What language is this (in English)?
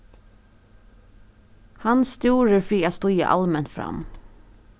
Faroese